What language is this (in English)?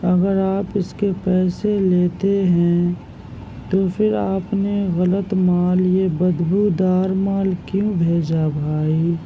Urdu